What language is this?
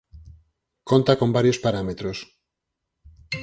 Galician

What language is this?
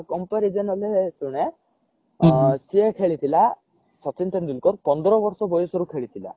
Odia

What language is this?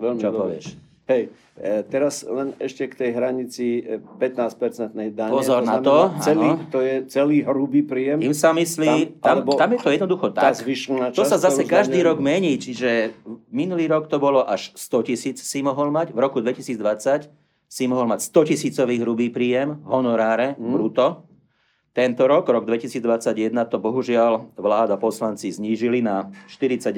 Slovak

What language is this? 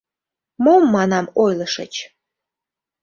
Mari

